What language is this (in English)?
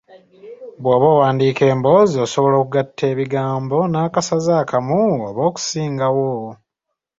Ganda